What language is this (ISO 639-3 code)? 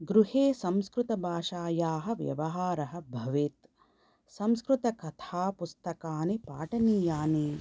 san